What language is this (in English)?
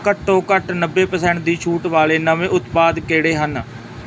Punjabi